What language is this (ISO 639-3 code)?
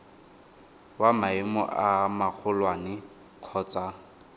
tsn